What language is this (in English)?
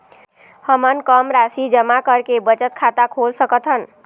Chhattisgarhi